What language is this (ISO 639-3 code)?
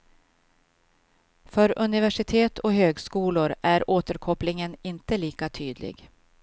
swe